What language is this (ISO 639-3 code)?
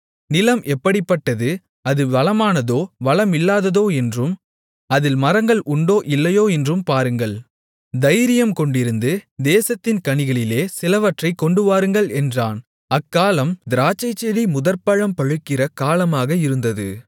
tam